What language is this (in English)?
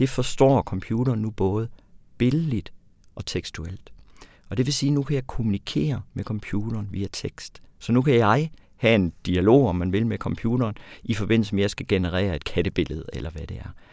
Danish